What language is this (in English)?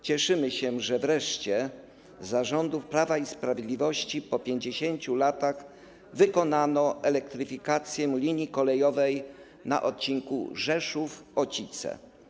Polish